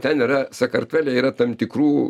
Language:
Lithuanian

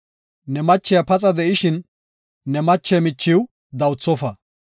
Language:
Gofa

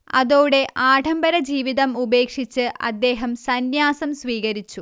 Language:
Malayalam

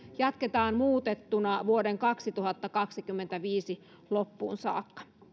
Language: Finnish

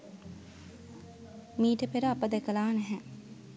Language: Sinhala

